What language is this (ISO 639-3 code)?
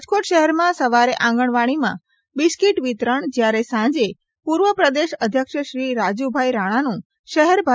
guj